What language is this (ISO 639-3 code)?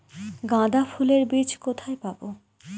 ben